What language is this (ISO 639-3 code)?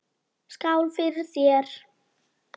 isl